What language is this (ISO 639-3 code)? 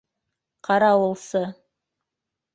bak